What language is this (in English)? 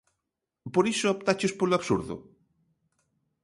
Galician